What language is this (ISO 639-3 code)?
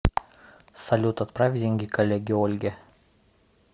rus